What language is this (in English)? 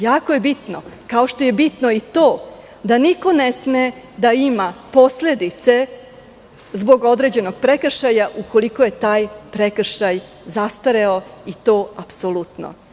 Serbian